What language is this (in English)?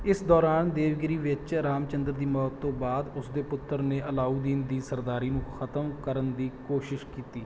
Punjabi